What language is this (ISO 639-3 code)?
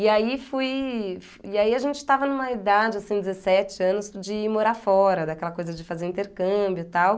por